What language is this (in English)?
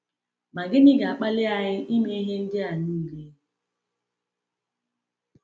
Igbo